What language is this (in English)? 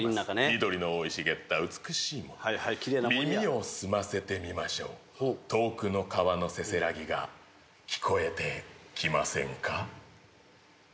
Japanese